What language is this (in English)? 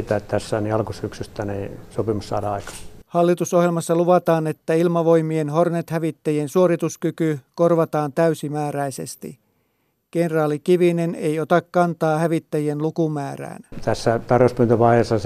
Finnish